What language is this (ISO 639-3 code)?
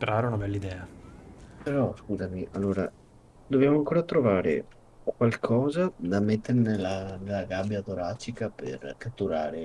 ita